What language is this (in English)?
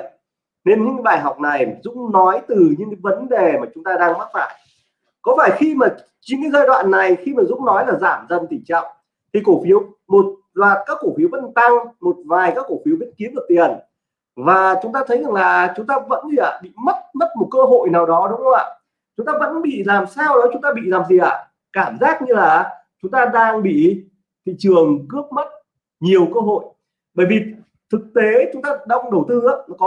Vietnamese